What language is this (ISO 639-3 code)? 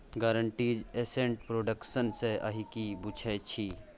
mai